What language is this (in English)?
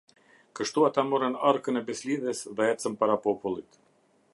Albanian